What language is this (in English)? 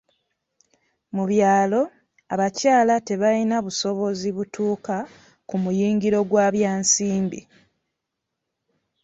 Ganda